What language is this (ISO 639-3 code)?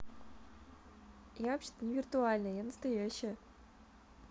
rus